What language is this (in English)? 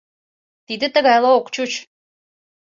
Mari